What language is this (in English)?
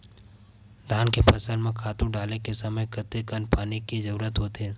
Chhattisgarhi